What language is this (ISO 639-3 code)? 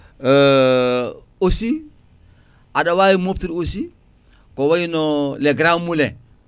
ful